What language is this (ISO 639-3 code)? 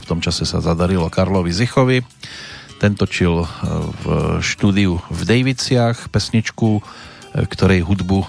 slk